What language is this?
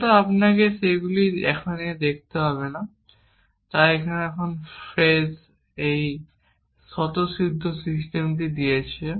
Bangla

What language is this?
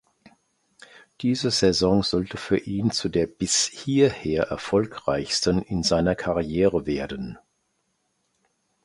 German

